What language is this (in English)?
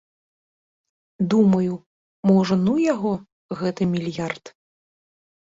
Belarusian